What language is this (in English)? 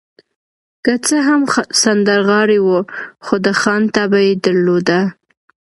Pashto